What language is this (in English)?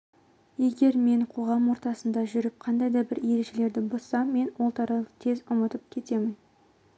Kazakh